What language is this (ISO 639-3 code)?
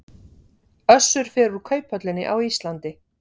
isl